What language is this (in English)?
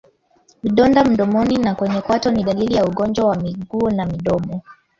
Swahili